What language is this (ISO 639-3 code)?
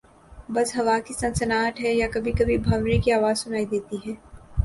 urd